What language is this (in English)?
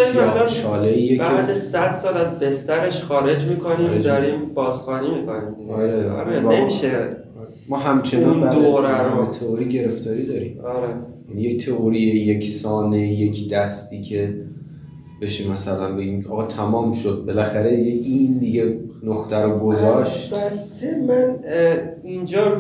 Persian